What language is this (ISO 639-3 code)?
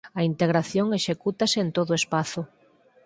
glg